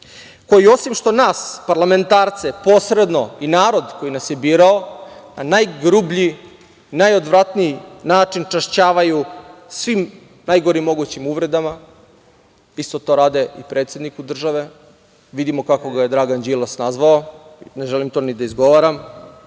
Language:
Serbian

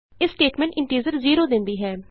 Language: Punjabi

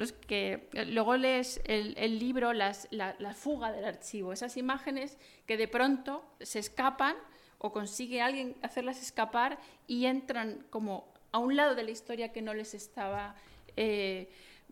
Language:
Spanish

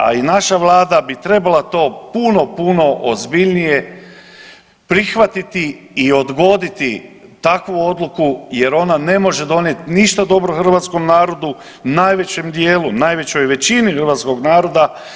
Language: Croatian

